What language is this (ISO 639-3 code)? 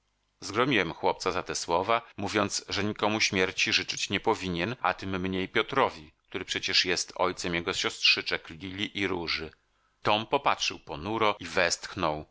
pol